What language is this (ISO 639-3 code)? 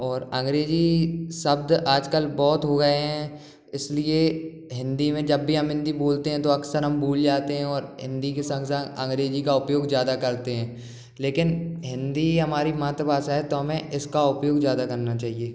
hin